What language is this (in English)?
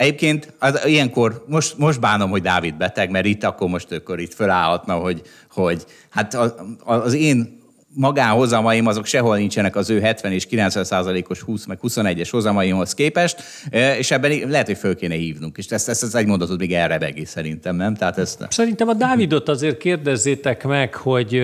Hungarian